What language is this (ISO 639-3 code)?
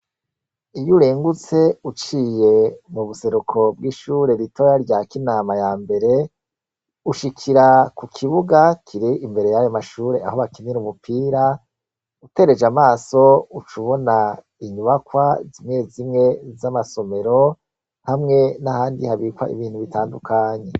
run